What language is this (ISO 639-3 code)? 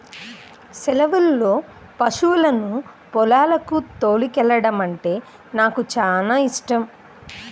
tel